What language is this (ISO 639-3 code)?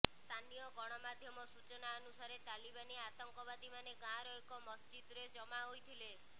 ori